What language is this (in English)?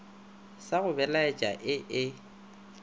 Northern Sotho